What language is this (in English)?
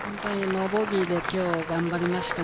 Japanese